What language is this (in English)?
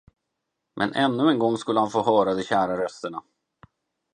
Swedish